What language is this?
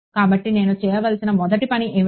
Telugu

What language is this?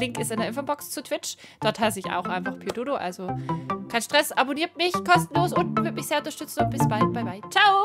German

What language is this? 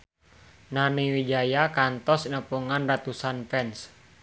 Sundanese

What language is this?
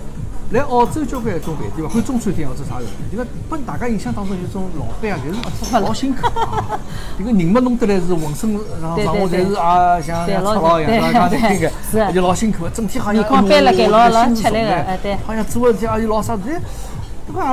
Chinese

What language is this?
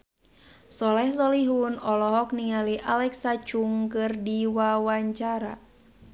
Sundanese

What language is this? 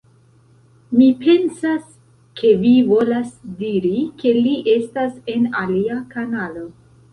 Esperanto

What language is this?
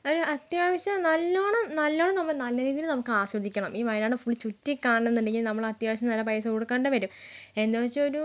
Malayalam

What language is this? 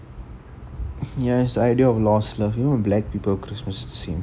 English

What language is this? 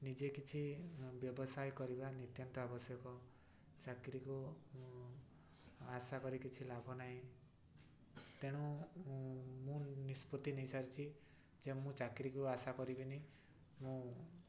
Odia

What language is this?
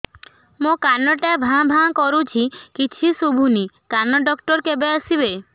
Odia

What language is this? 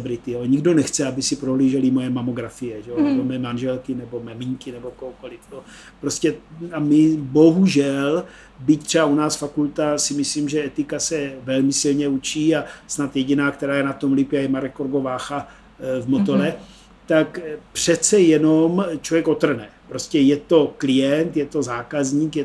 Czech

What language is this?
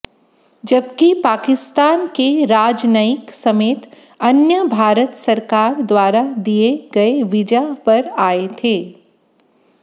Hindi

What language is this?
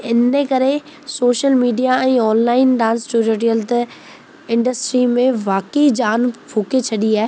Sindhi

